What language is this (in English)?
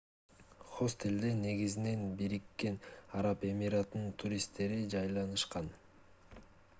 Kyrgyz